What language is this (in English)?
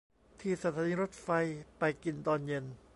Thai